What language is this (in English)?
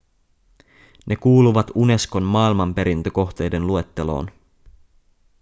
Finnish